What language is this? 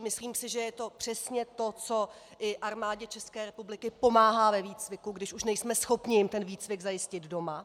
Czech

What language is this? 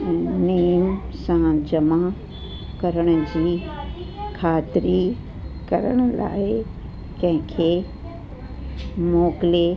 Sindhi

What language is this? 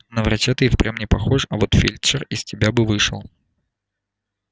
Russian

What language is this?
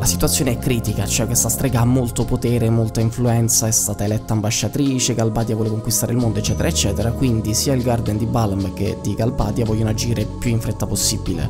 Italian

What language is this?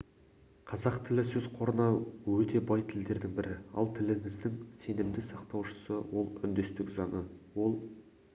Kazakh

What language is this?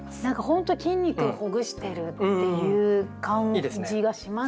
Japanese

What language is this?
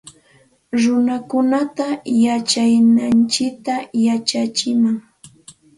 Santa Ana de Tusi Pasco Quechua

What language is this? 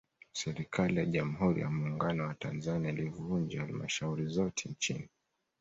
Swahili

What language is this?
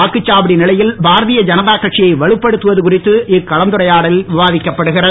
Tamil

